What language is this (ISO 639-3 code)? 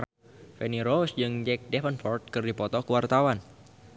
sun